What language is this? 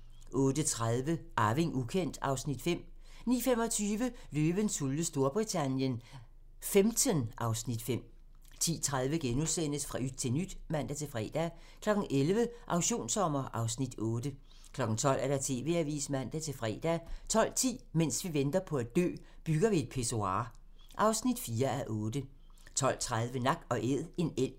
Danish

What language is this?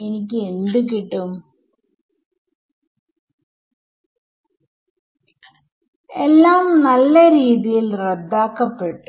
Malayalam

